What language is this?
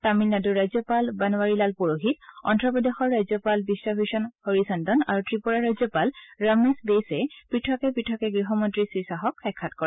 Assamese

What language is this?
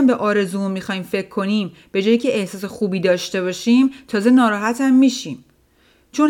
Persian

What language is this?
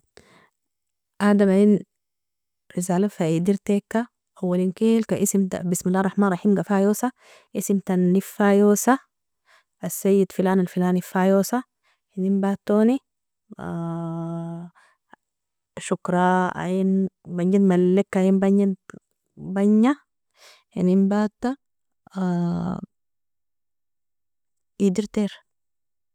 Nobiin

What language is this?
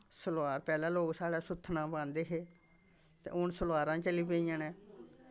Dogri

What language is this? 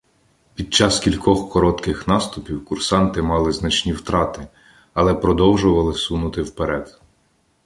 Ukrainian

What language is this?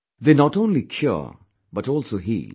English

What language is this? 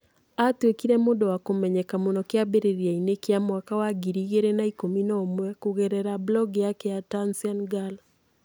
Kikuyu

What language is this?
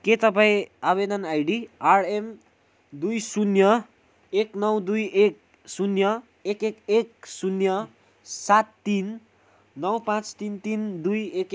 Nepali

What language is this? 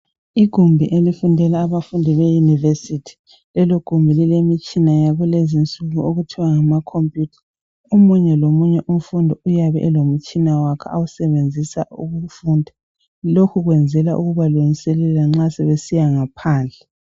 North Ndebele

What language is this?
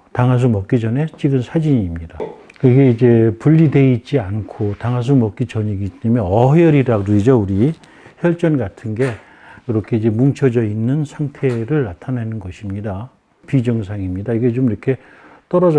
Korean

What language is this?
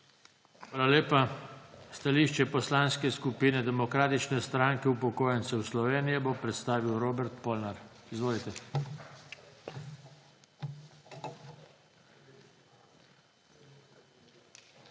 Slovenian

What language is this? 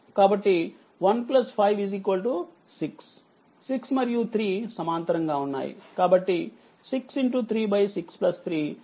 Telugu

